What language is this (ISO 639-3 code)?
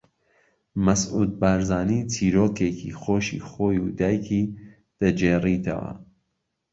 ckb